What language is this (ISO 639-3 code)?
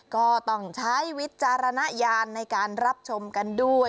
tha